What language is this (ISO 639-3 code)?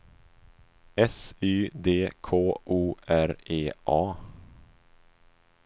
swe